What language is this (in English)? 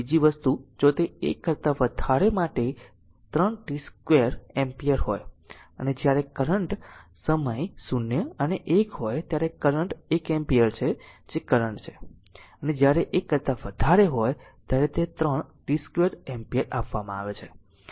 Gujarati